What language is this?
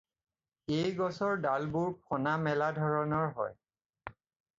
Assamese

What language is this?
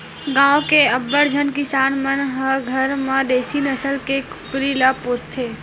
Chhattisgarhi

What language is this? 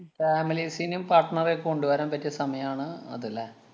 Malayalam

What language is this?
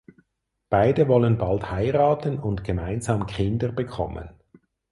German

